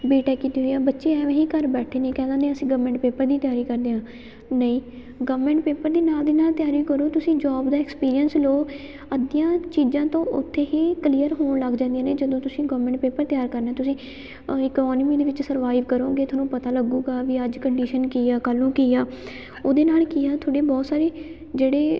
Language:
Punjabi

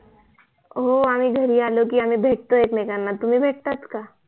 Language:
Marathi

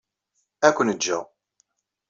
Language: Kabyle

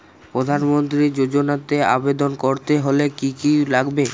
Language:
Bangla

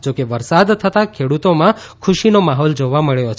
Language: Gujarati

